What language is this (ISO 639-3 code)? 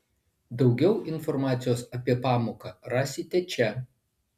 lit